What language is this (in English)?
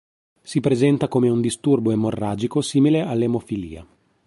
Italian